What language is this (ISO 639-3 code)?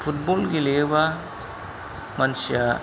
brx